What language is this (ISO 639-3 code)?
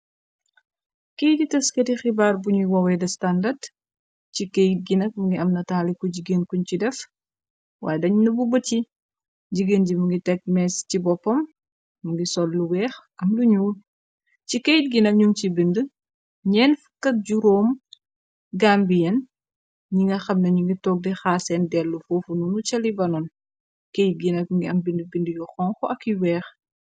wol